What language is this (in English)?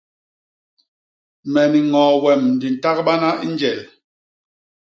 Basaa